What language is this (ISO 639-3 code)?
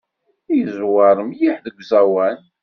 kab